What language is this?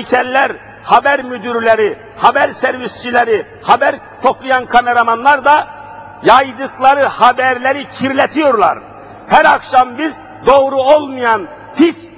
Turkish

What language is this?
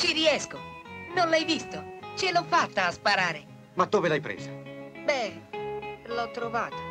Italian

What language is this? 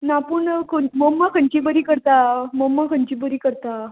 Konkani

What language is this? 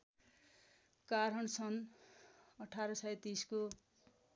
Nepali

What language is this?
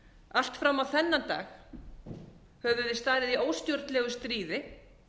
Icelandic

